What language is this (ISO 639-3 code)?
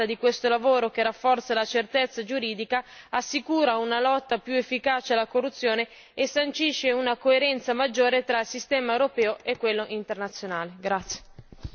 ita